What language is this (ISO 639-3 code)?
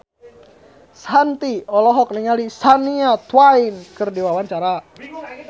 sun